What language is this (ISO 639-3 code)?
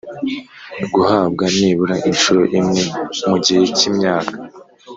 kin